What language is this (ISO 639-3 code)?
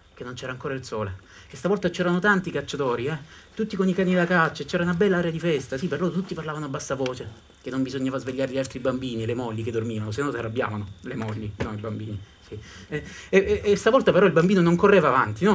ita